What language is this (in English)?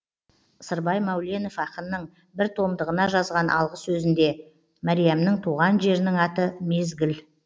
Kazakh